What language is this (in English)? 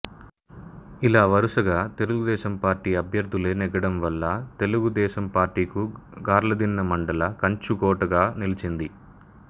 Telugu